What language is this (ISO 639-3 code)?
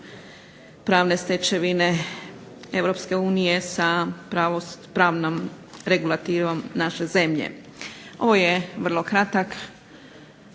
hrv